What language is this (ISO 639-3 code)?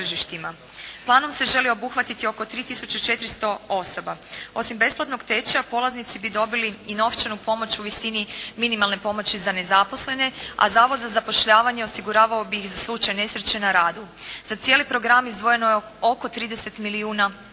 hrv